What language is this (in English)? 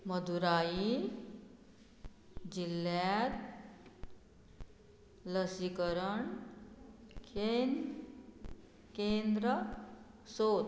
Konkani